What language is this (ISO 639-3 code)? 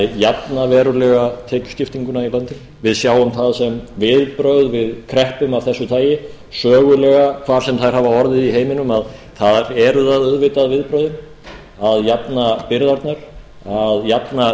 isl